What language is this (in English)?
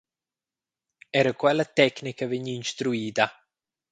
Romansh